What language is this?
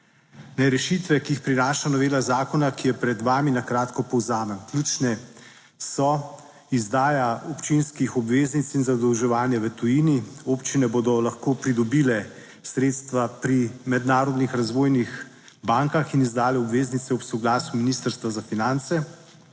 Slovenian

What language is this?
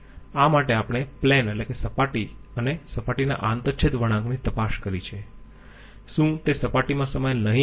Gujarati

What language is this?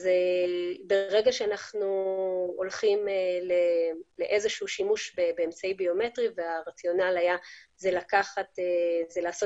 Hebrew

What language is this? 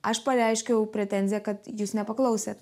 Lithuanian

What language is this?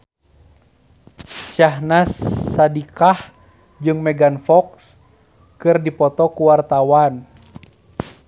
Sundanese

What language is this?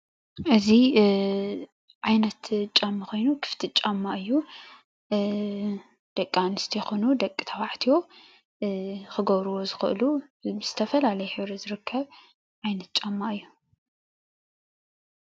Tigrinya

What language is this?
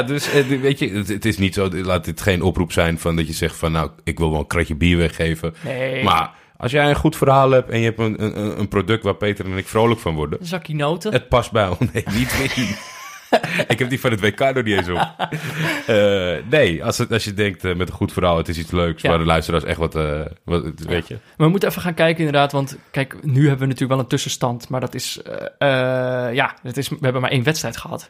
Dutch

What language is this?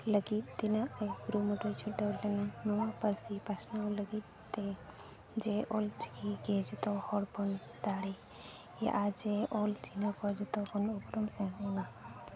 Santali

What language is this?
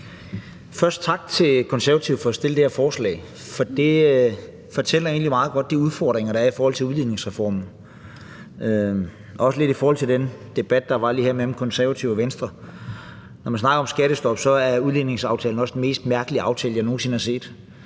Danish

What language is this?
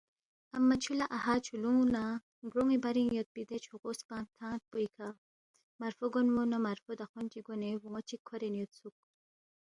Balti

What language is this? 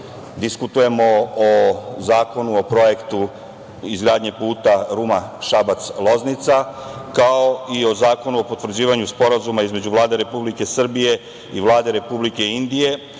Serbian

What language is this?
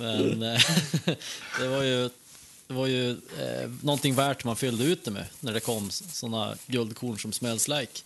Swedish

